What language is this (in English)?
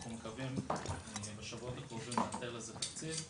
Hebrew